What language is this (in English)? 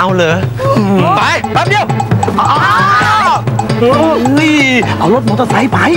Thai